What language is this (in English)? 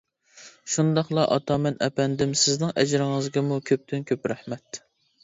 Uyghur